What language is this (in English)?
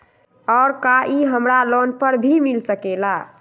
Magahi